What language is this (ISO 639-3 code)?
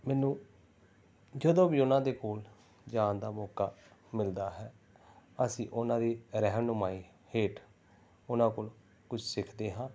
pan